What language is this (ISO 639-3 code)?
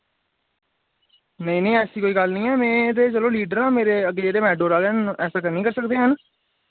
doi